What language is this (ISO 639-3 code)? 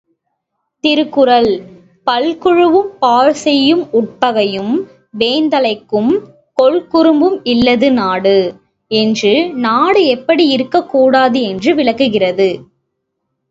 tam